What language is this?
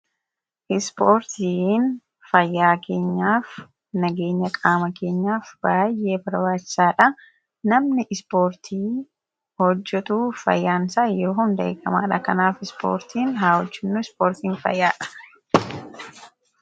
Oromo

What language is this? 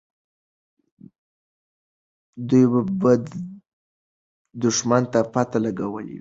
Pashto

